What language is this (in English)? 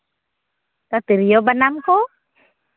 Santali